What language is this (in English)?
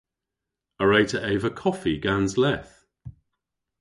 Cornish